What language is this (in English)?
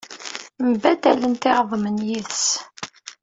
Kabyle